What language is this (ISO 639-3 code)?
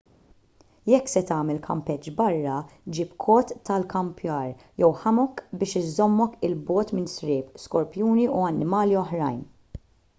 mlt